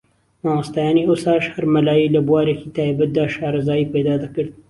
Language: Central Kurdish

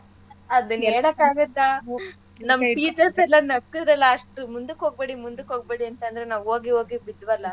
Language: Kannada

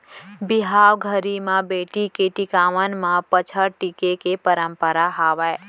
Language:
Chhattisgarhi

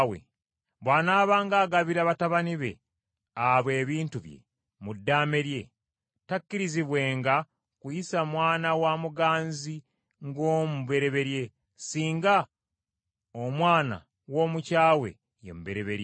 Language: Ganda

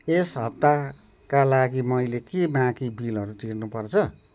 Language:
Nepali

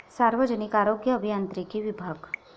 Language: Marathi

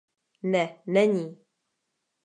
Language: Czech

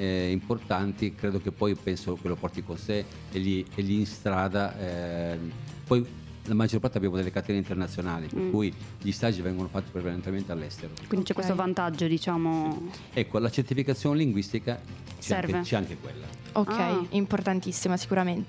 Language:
Italian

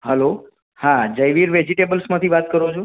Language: Gujarati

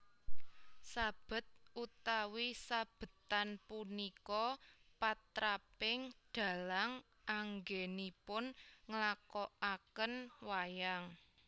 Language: Javanese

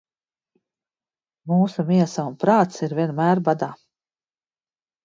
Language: Latvian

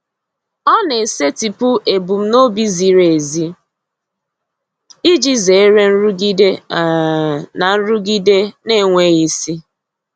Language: Igbo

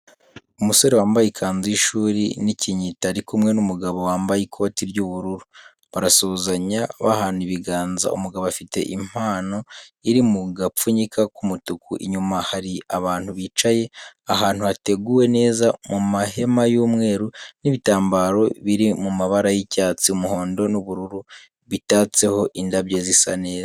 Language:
Kinyarwanda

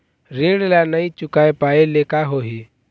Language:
Chhattisgarhi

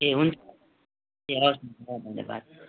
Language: Nepali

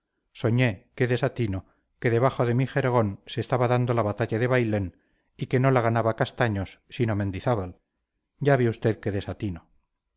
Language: Spanish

